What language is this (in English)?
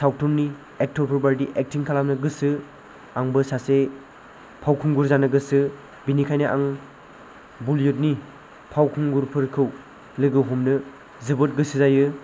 Bodo